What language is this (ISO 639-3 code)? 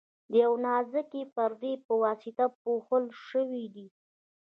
pus